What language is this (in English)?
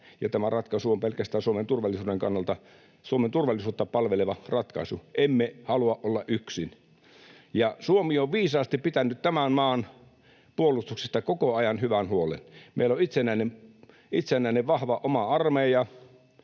Finnish